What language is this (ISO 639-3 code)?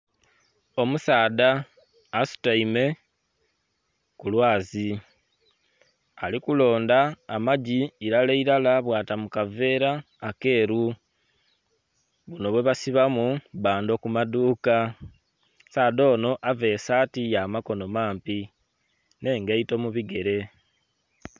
xog